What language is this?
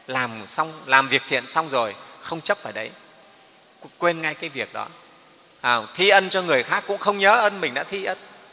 Vietnamese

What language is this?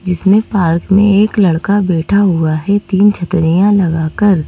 Hindi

